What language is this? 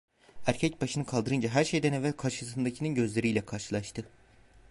Turkish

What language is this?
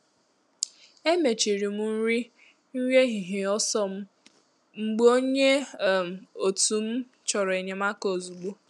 Igbo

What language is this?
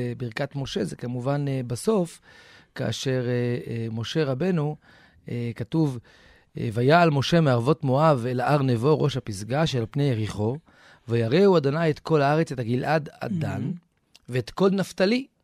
Hebrew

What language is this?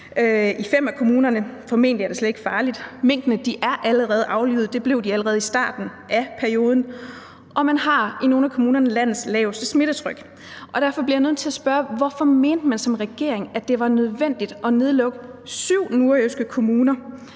Danish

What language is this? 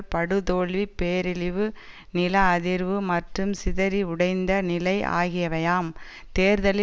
Tamil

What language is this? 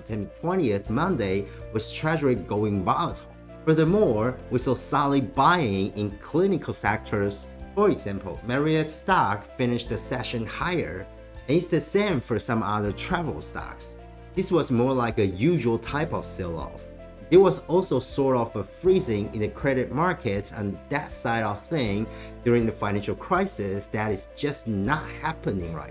English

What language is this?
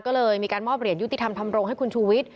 Thai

